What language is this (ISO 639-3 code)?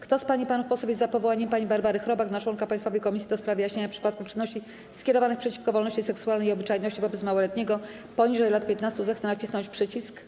pol